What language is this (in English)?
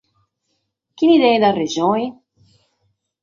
Sardinian